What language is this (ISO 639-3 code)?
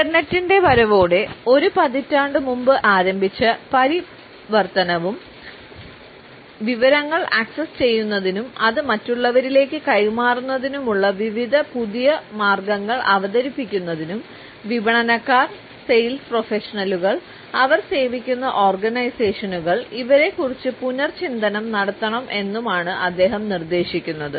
mal